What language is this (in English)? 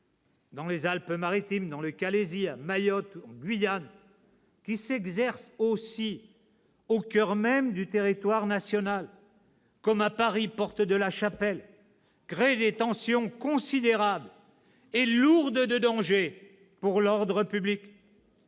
French